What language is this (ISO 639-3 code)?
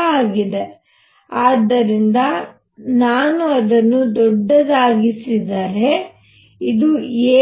kan